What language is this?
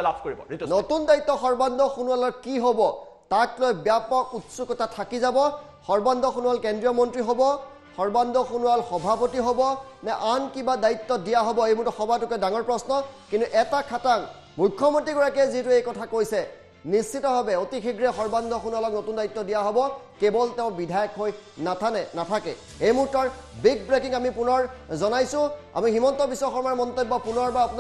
Dutch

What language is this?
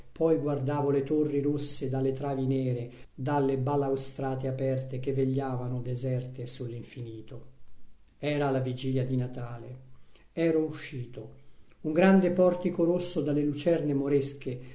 Italian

